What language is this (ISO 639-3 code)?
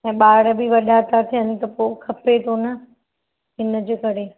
snd